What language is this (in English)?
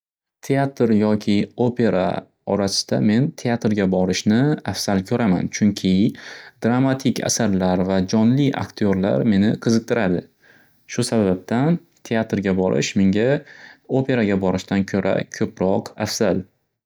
Uzbek